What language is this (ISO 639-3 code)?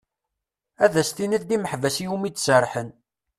kab